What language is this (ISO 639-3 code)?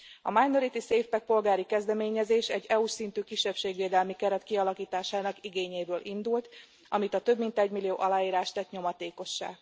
hun